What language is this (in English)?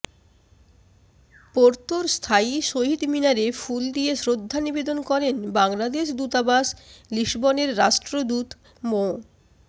Bangla